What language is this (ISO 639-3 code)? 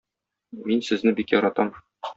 tat